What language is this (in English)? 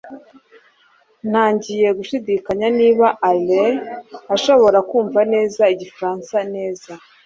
Kinyarwanda